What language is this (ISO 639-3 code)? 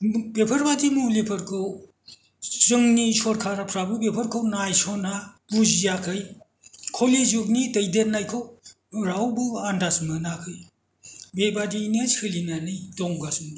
brx